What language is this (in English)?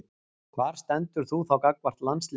Icelandic